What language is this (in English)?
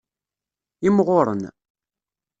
Kabyle